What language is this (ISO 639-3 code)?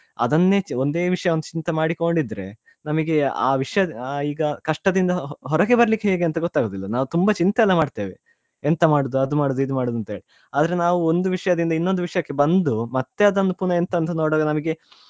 kan